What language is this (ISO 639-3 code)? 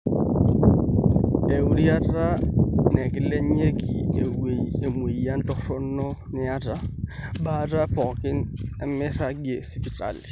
mas